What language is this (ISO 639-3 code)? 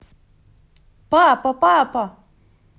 rus